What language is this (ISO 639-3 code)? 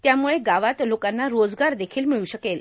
mar